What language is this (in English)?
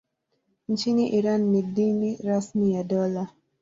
Swahili